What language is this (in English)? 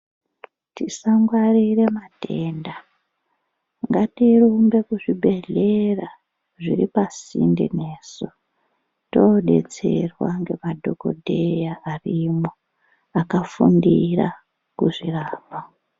Ndau